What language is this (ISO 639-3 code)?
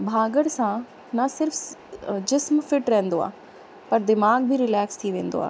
snd